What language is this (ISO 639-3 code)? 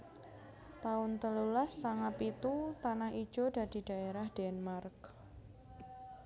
jav